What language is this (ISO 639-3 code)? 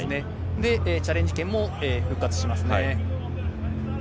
jpn